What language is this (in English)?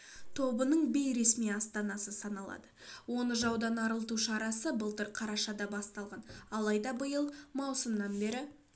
Kazakh